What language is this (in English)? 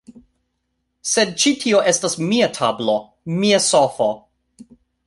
Esperanto